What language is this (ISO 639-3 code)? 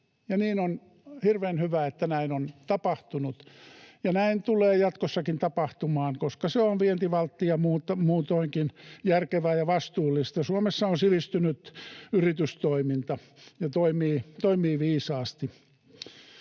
fin